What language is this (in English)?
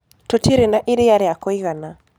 Kikuyu